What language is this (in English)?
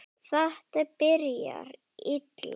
Icelandic